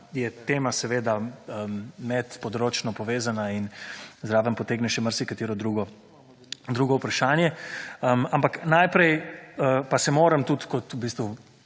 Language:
Slovenian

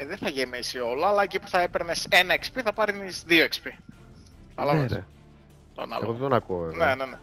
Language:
Greek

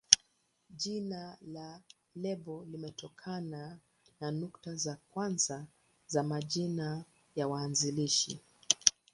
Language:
Swahili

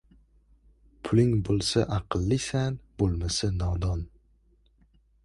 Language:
Uzbek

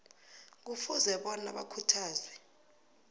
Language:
South Ndebele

